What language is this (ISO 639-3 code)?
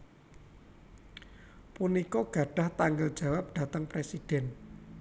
jav